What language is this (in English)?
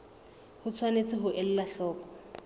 Southern Sotho